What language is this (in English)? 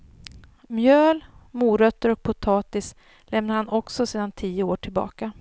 Swedish